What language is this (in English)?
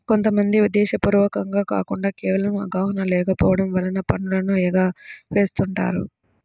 Telugu